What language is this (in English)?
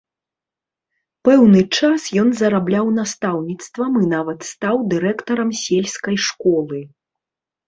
Belarusian